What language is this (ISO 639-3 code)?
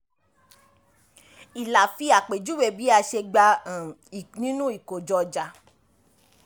yor